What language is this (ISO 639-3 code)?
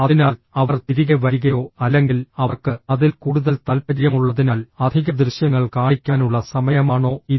mal